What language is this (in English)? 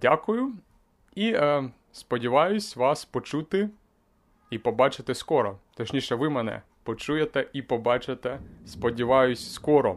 Ukrainian